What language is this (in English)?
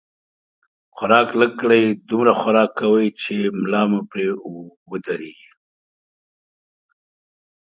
Pashto